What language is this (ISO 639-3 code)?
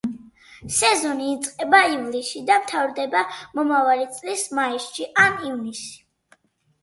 kat